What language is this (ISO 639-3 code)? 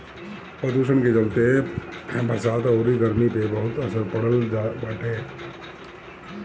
bho